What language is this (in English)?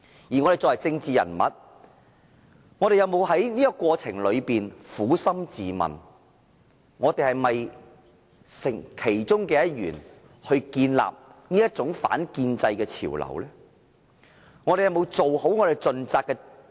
Cantonese